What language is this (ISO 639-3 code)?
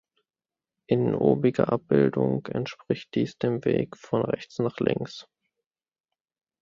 deu